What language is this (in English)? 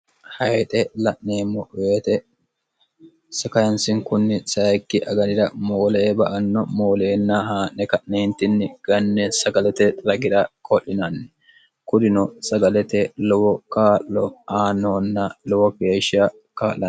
Sidamo